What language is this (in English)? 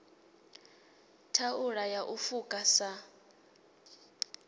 Venda